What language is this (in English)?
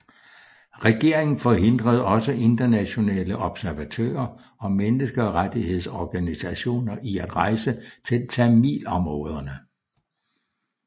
Danish